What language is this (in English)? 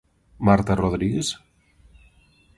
Galician